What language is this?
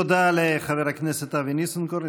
Hebrew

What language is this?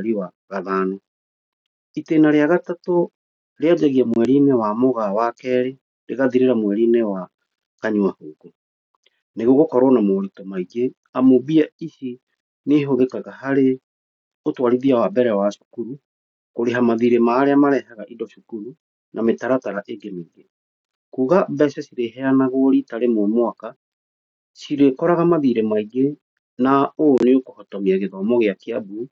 Kikuyu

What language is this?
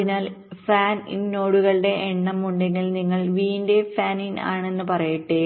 Malayalam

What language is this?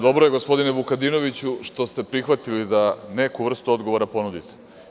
Serbian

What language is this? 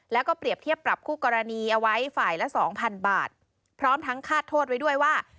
Thai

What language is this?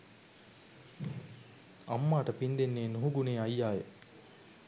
Sinhala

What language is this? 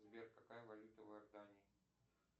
Russian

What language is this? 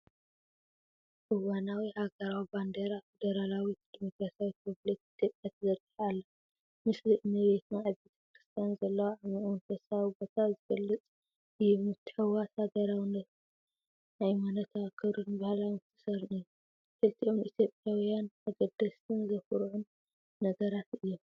Tigrinya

